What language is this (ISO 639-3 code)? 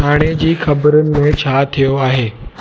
snd